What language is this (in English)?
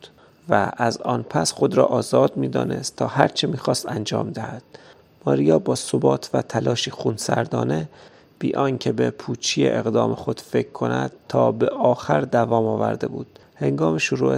Persian